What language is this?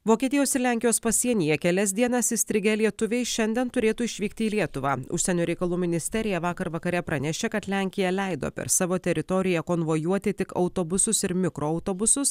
Lithuanian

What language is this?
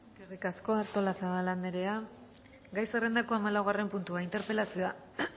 Basque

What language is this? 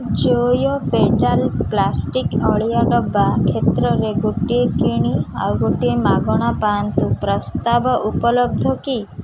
Odia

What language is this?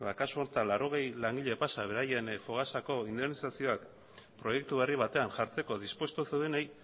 Basque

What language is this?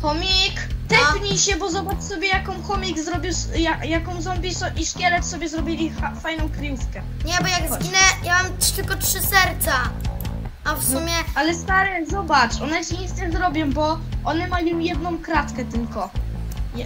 Polish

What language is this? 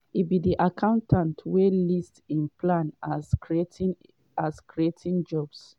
Nigerian Pidgin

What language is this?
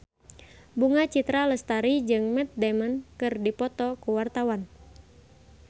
Sundanese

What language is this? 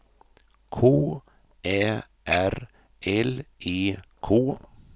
Swedish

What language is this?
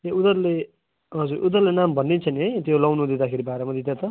Nepali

